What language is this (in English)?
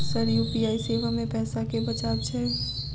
Maithili